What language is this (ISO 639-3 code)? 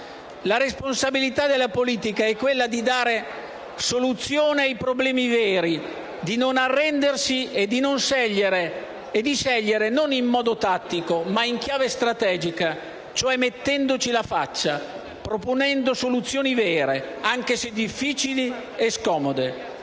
ita